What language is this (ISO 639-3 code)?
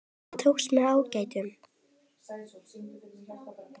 isl